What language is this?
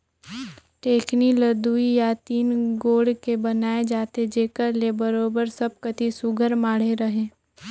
Chhattisgarhi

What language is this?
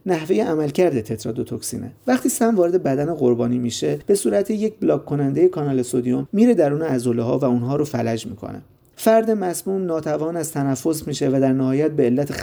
Persian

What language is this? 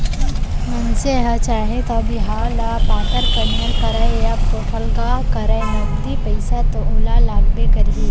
Chhattisgarhi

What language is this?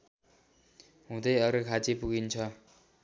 Nepali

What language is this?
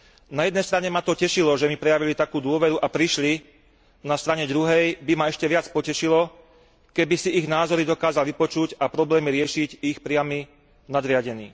Slovak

